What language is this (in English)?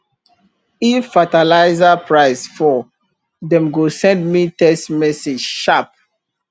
Nigerian Pidgin